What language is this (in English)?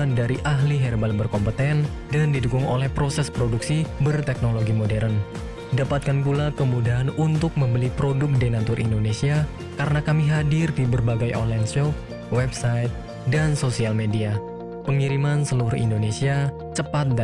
Indonesian